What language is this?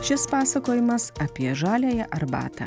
Lithuanian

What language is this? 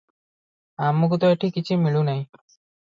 Odia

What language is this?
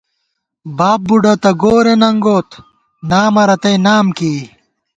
Gawar-Bati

